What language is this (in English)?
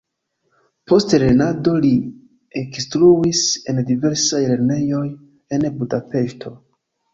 Esperanto